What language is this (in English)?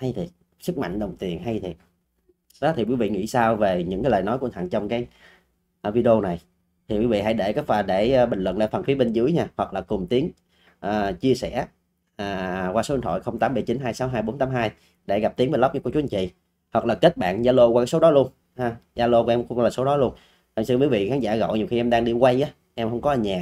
Vietnamese